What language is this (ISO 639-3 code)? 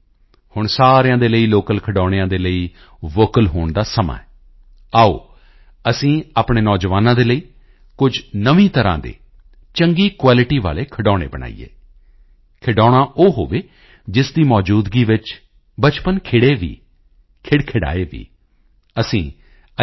pan